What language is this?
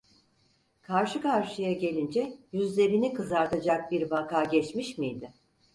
Turkish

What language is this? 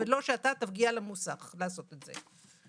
Hebrew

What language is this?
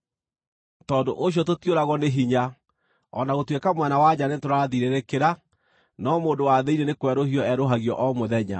Kikuyu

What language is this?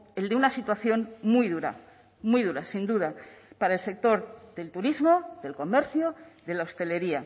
Spanish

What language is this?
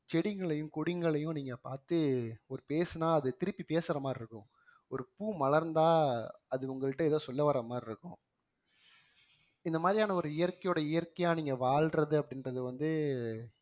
Tamil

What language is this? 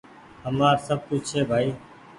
Goaria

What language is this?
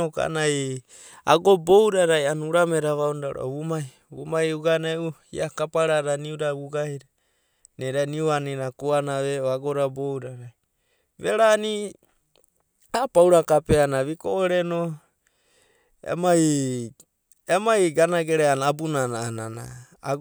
Abadi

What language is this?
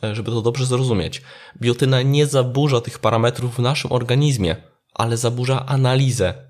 Polish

